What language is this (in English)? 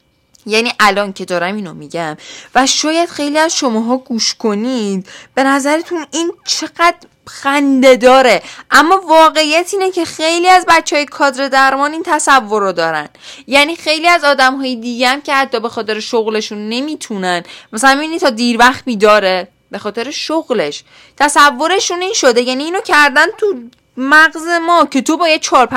Persian